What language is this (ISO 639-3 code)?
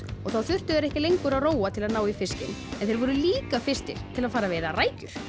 isl